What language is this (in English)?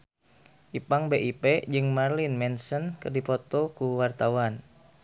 Sundanese